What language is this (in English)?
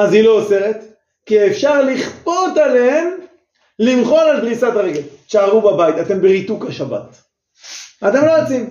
Hebrew